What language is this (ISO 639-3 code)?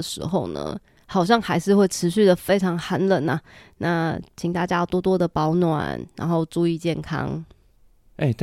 zho